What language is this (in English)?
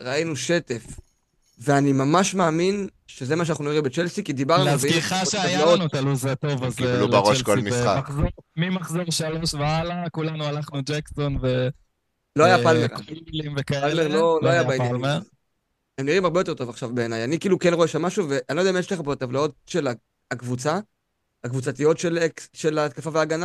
Hebrew